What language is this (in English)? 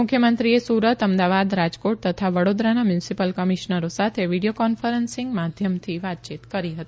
Gujarati